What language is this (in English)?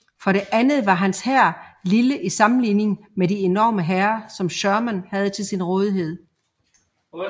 Danish